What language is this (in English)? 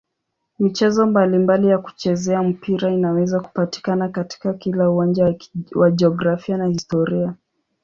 Swahili